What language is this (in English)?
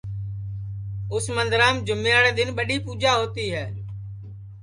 Sansi